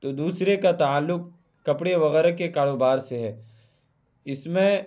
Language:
Urdu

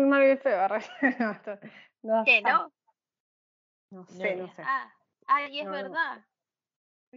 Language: Spanish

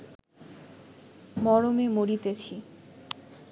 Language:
Bangla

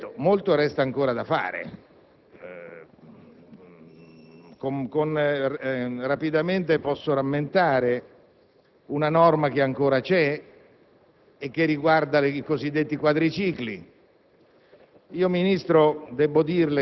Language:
Italian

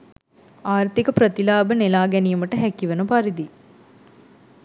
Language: Sinhala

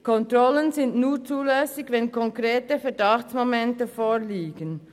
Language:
Swiss German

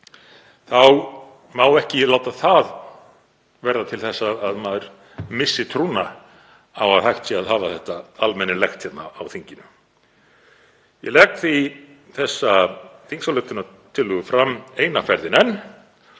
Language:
Icelandic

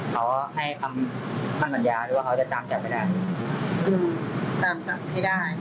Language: Thai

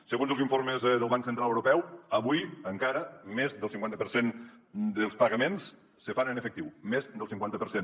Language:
Catalan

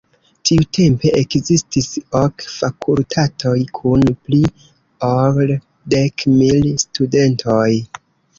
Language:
Esperanto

